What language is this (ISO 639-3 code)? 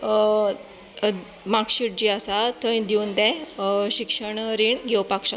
kok